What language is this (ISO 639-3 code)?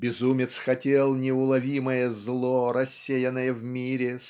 rus